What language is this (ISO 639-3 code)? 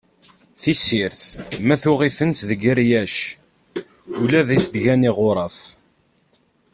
kab